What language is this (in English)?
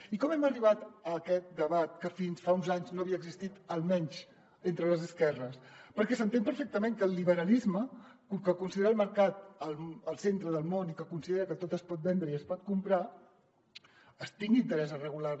Catalan